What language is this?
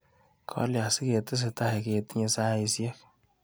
Kalenjin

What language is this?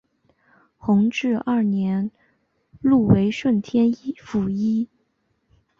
Chinese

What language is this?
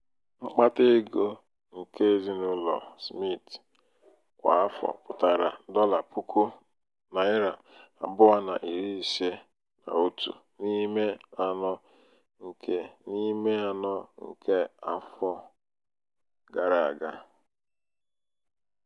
Igbo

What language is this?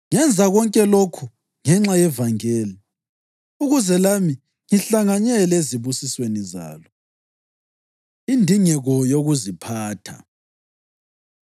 North Ndebele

